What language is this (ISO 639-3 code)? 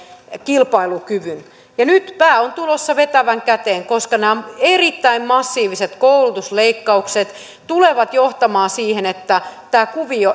fin